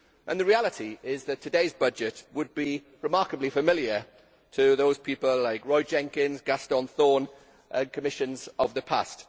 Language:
English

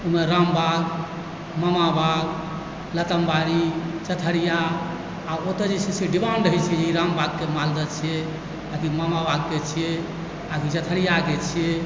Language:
Maithili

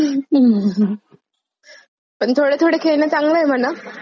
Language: Marathi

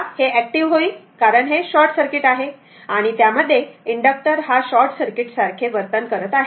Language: Marathi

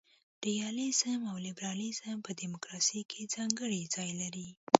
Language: Pashto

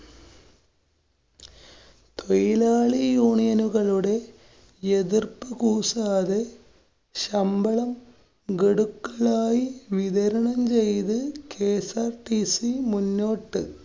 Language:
Malayalam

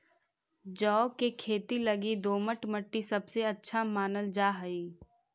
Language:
Magahi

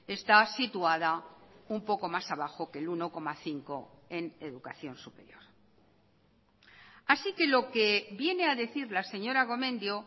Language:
Spanish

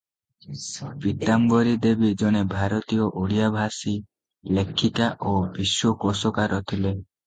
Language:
Odia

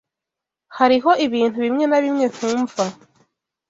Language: Kinyarwanda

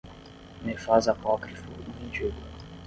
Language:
Portuguese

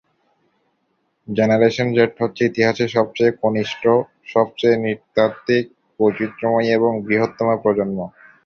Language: Bangla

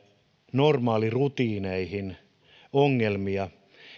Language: Finnish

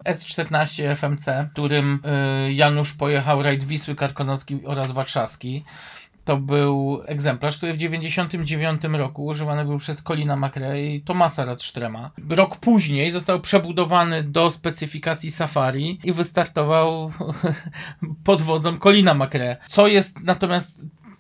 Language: Polish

